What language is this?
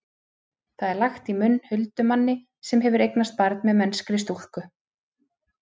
Icelandic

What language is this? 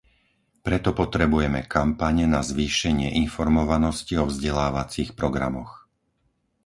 Slovak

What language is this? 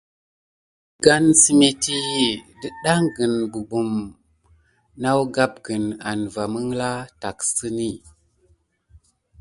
Gidar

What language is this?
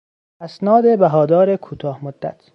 Persian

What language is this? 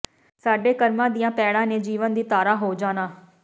Punjabi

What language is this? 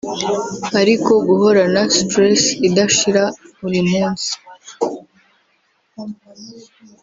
Kinyarwanda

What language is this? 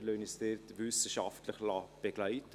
Swiss German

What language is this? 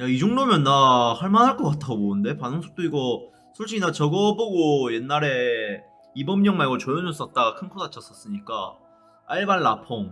Korean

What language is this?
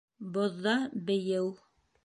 Bashkir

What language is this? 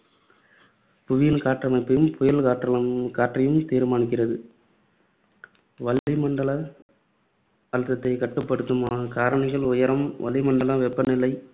Tamil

